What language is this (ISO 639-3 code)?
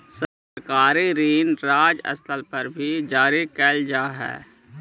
mag